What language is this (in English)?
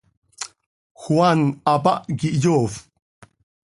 Seri